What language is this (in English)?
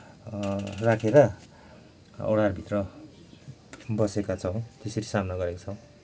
Nepali